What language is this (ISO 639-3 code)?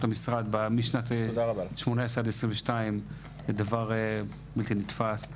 heb